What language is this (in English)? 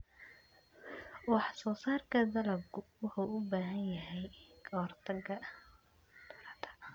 Somali